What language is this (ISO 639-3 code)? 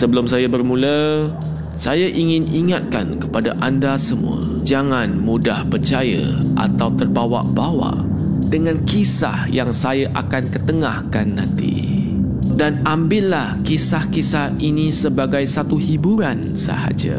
msa